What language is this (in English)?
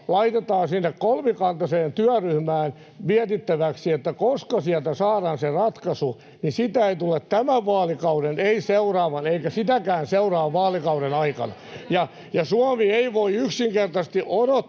Finnish